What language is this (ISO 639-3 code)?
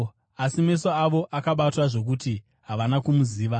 sna